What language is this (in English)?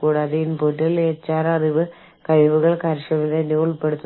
Malayalam